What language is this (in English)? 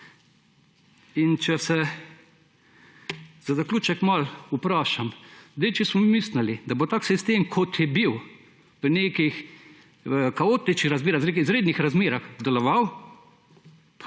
Slovenian